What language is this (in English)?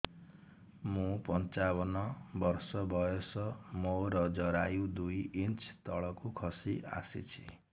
Odia